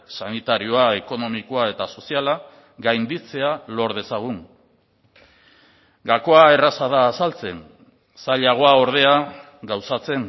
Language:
Basque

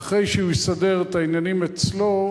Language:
Hebrew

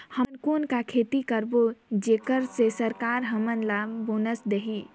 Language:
Chhattisgarhi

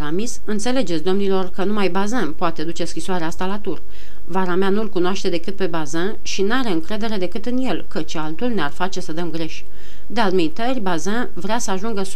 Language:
Romanian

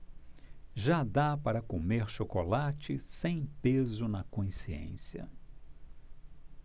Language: Portuguese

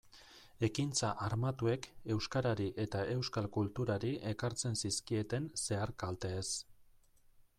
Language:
Basque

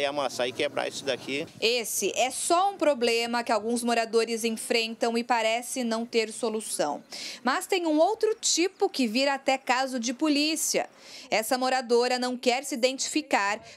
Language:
Portuguese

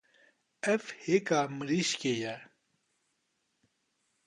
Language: Kurdish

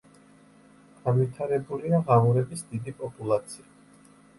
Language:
Georgian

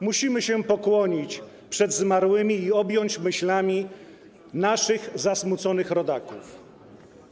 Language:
Polish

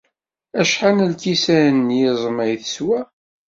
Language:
Kabyle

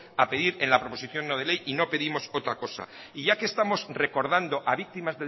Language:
Spanish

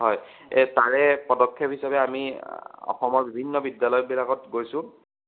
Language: Assamese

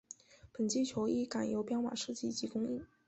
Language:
Chinese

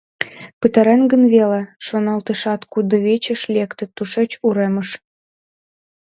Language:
Mari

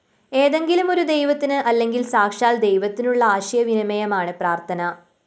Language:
Malayalam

